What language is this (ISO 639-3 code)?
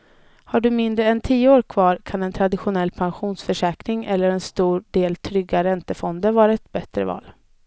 swe